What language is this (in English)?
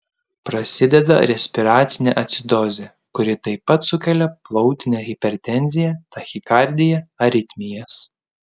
Lithuanian